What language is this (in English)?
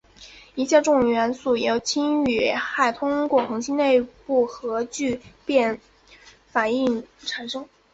Chinese